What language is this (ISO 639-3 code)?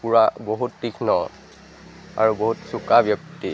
asm